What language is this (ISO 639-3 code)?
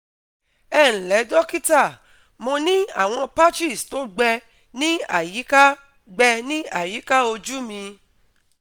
yor